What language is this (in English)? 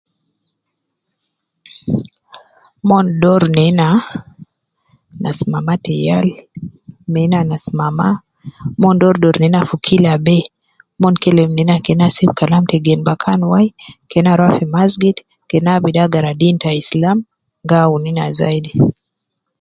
Nubi